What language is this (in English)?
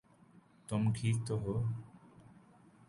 Urdu